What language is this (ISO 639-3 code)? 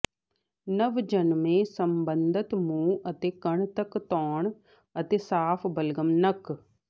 pan